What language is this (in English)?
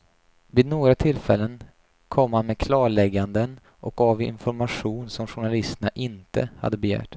Swedish